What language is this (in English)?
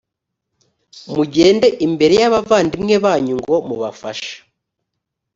Kinyarwanda